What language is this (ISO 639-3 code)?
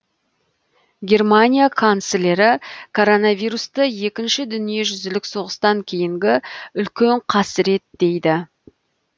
kaz